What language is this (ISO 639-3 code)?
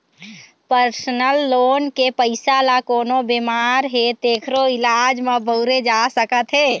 hne